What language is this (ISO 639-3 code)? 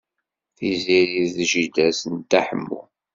kab